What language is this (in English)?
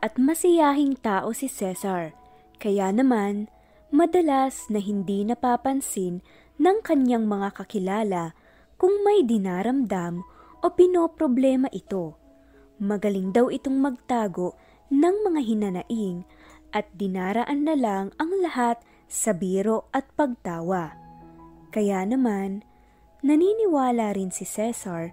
Filipino